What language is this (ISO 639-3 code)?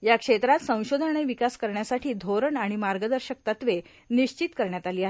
mar